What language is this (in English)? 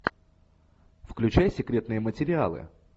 Russian